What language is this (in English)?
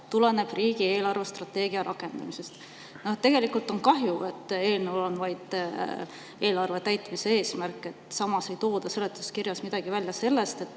Estonian